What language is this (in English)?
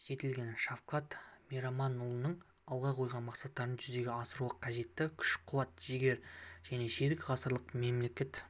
Kazakh